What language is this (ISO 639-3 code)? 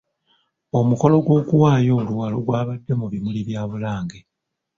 lug